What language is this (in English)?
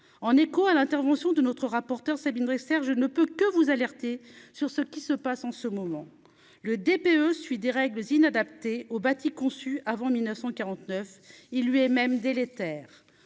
French